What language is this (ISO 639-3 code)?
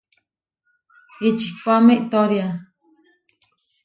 var